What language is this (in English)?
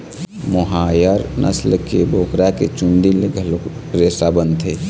Chhattisgarhi